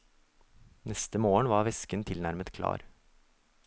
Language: Norwegian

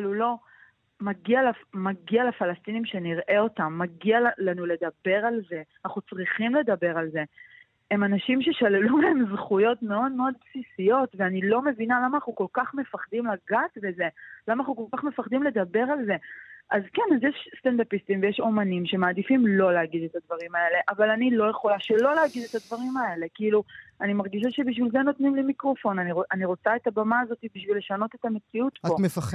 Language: Hebrew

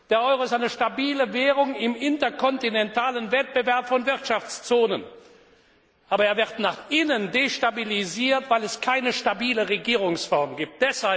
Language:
German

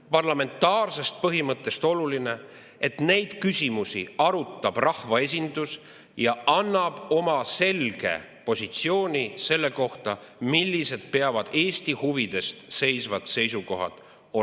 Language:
Estonian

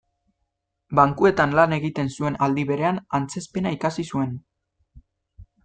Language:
Basque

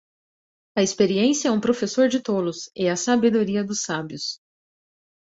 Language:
Portuguese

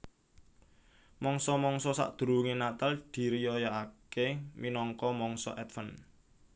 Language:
Javanese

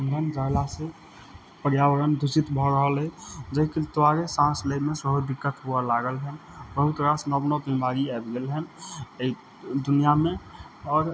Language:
Maithili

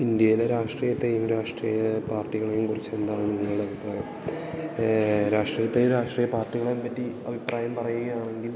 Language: Malayalam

